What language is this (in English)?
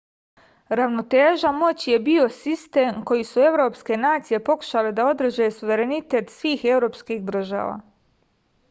Serbian